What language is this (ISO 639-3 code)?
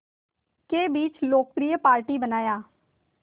hin